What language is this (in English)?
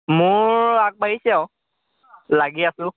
Assamese